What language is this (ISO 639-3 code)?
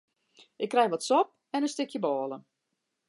fry